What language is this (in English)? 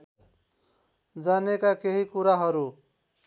Nepali